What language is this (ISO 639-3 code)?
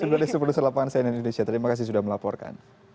ind